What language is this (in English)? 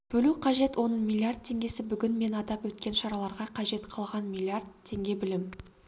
Kazakh